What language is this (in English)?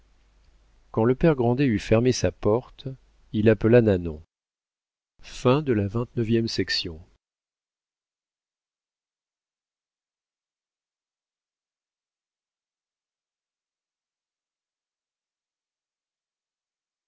French